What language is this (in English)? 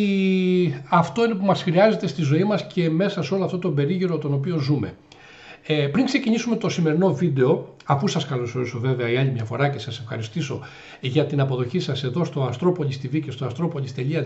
Greek